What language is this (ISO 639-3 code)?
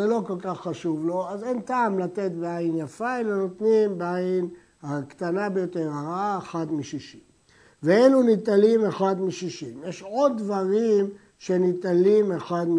heb